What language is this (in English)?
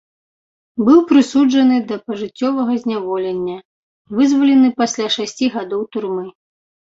Belarusian